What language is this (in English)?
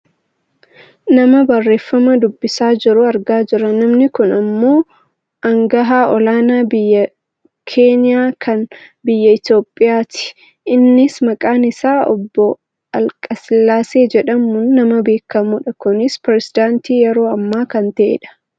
Oromo